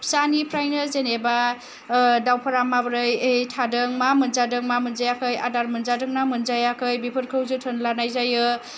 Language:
Bodo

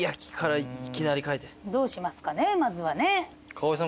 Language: Japanese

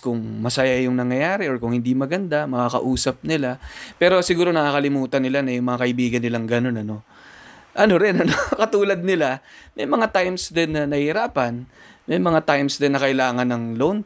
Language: Filipino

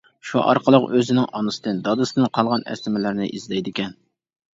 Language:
Uyghur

